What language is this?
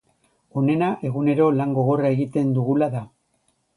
Basque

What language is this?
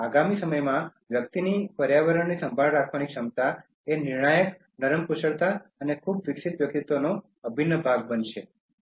Gujarati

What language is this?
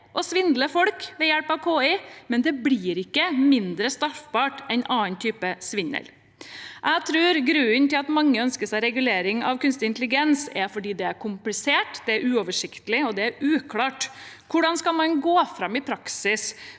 Norwegian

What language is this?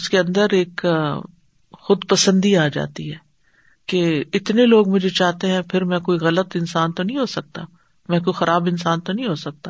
Urdu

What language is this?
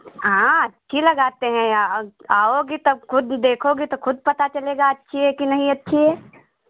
Hindi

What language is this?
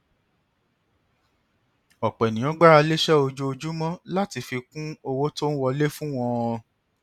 Yoruba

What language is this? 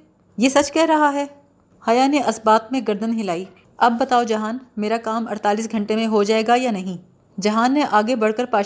Urdu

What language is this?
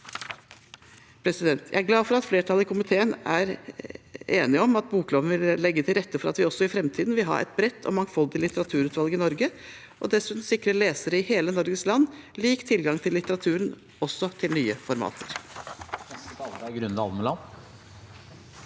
Norwegian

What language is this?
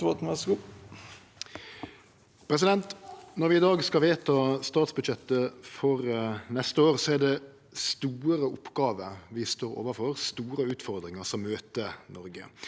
Norwegian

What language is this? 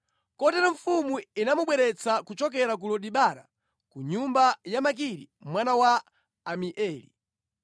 Nyanja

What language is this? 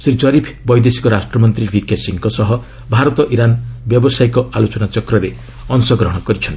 Odia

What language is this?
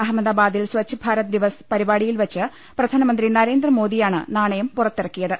Malayalam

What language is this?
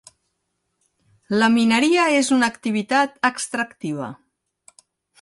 Catalan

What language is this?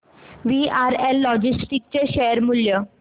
Marathi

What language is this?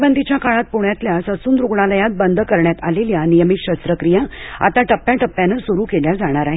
Marathi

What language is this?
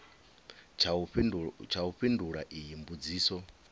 Venda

